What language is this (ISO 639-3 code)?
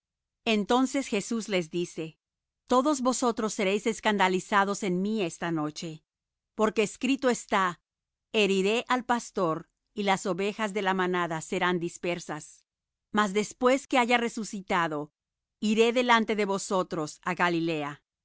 spa